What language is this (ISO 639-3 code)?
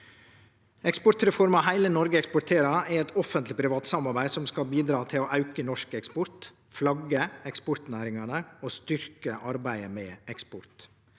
nor